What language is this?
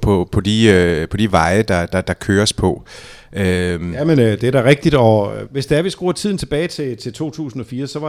Danish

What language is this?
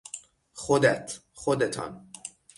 Persian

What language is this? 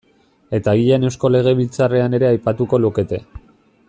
Basque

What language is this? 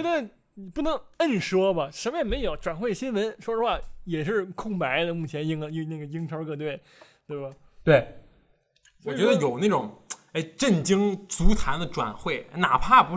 Chinese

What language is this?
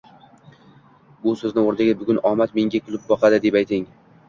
Uzbek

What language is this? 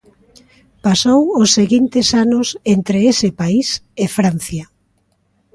Galician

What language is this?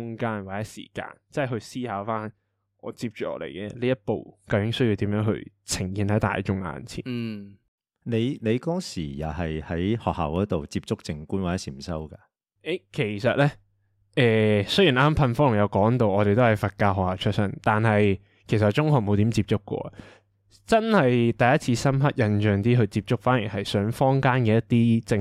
Chinese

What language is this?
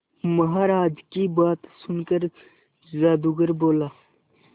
Hindi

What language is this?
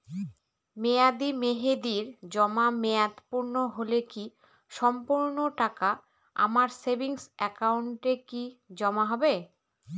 Bangla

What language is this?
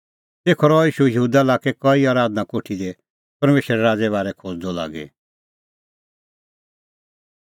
Kullu Pahari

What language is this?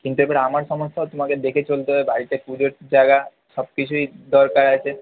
Bangla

